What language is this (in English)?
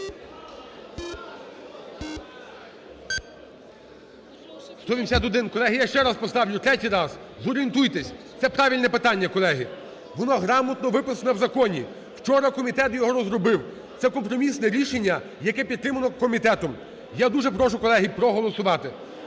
Ukrainian